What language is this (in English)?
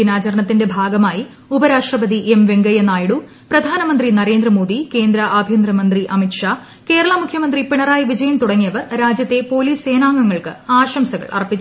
Malayalam